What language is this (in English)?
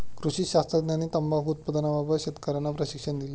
Marathi